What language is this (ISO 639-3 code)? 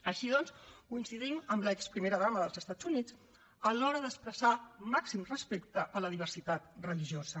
cat